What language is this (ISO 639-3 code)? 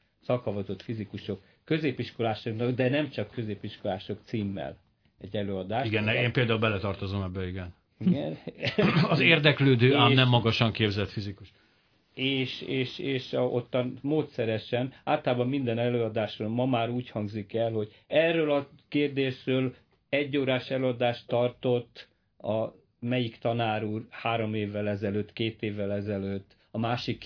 hun